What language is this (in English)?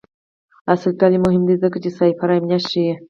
Pashto